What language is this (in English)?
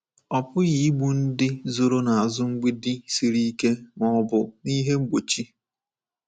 Igbo